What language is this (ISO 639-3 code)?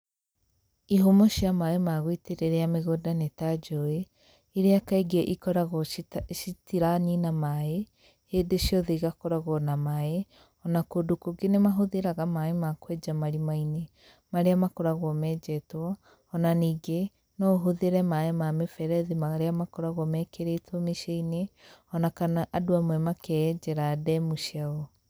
kik